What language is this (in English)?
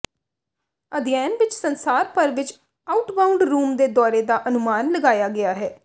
Punjabi